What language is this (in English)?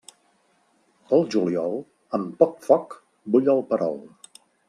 Catalan